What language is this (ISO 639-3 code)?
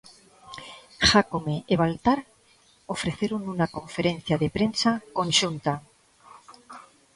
glg